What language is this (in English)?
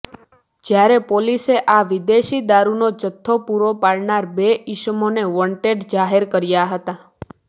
Gujarati